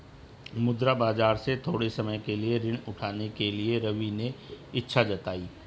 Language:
Hindi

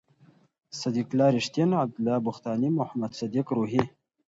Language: Pashto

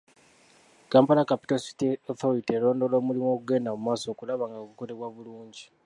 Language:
Ganda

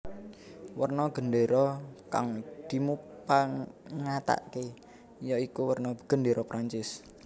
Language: Javanese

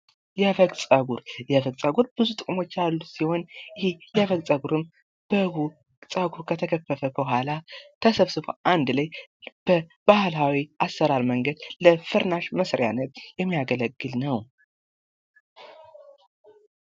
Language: Amharic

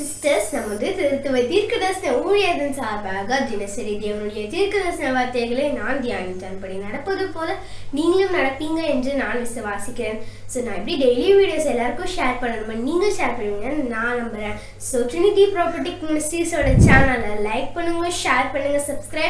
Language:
Romanian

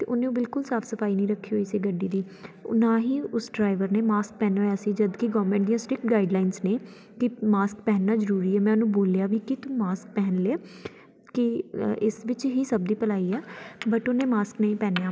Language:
Punjabi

